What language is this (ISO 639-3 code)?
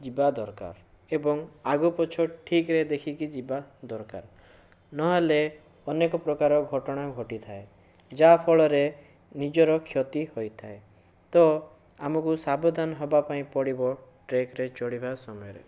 ori